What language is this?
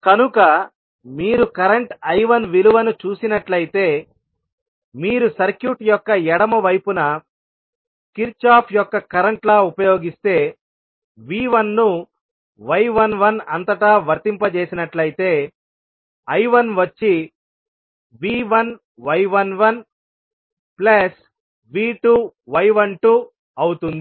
Telugu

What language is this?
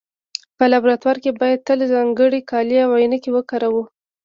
Pashto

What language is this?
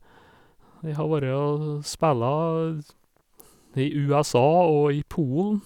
Norwegian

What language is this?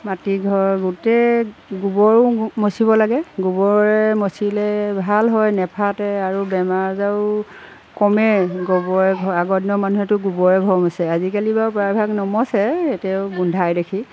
Assamese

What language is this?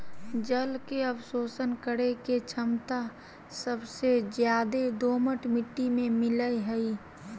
Magahi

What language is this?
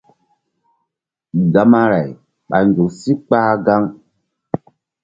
Mbum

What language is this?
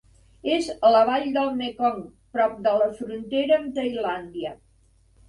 Catalan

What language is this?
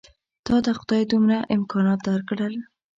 Pashto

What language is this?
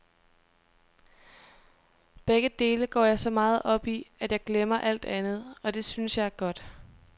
Danish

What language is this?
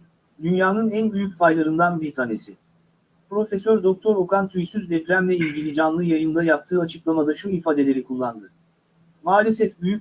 Turkish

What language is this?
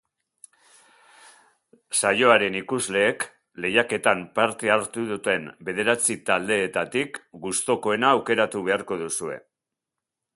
Basque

